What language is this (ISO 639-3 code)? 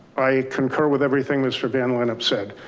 eng